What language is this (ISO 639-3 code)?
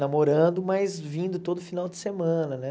por